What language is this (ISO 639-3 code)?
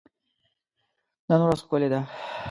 pus